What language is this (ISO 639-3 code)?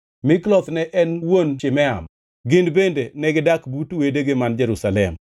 luo